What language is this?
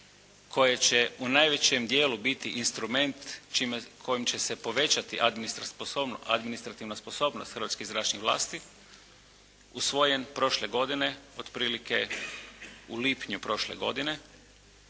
Croatian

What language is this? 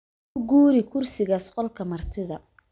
Somali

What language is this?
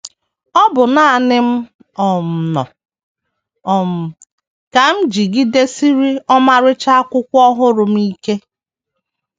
Igbo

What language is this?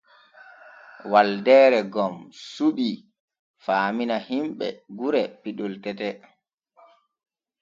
Borgu Fulfulde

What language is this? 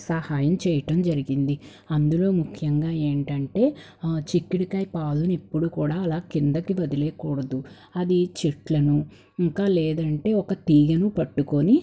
Telugu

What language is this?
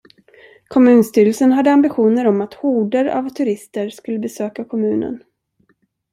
Swedish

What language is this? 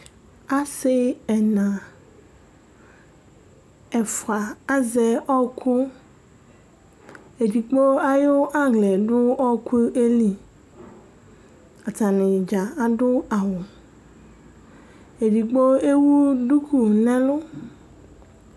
Ikposo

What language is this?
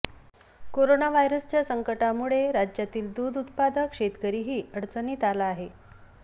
Marathi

